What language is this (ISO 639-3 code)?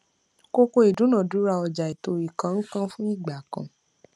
yor